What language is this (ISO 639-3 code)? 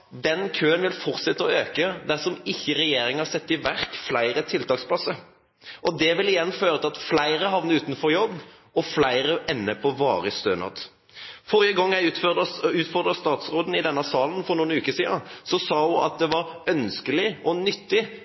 nob